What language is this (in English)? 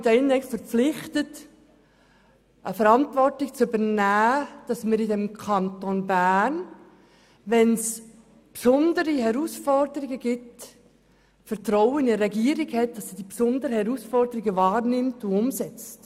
Swiss German